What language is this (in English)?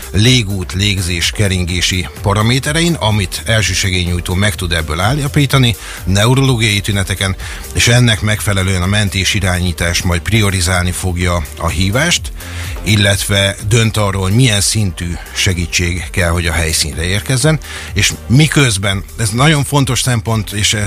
Hungarian